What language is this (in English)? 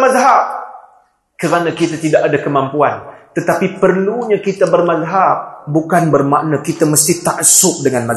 Malay